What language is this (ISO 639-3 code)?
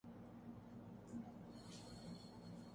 urd